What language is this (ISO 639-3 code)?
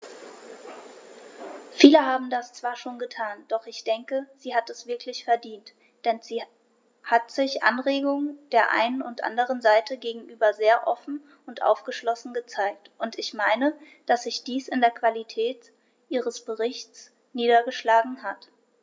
deu